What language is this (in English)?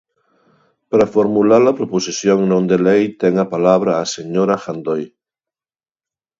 Galician